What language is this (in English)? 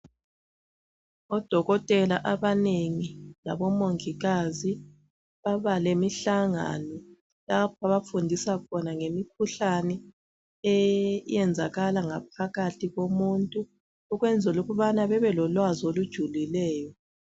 North Ndebele